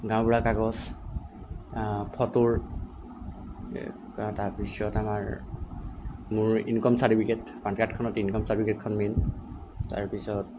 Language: Assamese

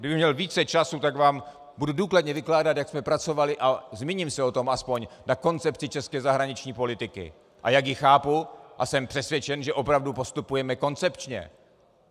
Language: Czech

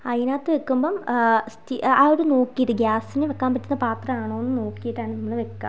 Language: Malayalam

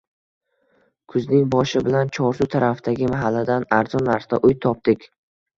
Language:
Uzbek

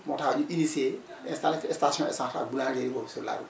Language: Wolof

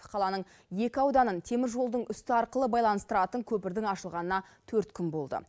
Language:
Kazakh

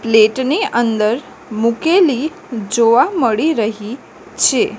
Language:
Gujarati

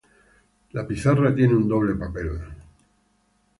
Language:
Spanish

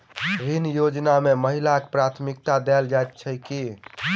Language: Maithili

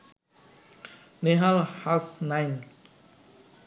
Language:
Bangla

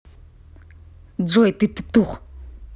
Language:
Russian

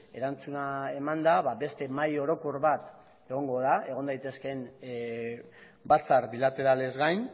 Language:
Basque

